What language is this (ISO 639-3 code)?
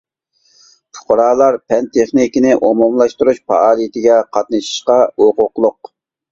uig